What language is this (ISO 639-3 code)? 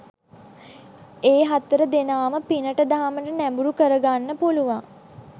sin